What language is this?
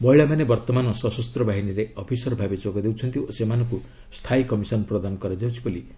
Odia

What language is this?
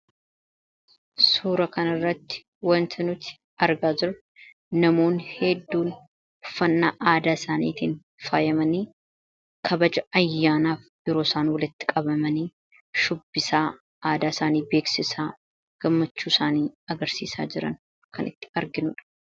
Oromo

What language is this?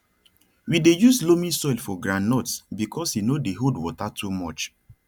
Nigerian Pidgin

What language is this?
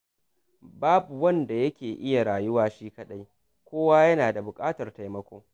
Hausa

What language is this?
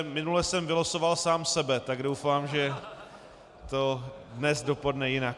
Czech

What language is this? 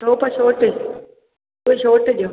Sindhi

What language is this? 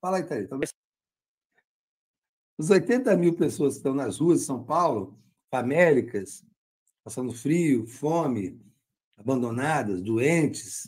Portuguese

